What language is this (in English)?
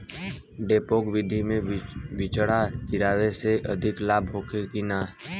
Bhojpuri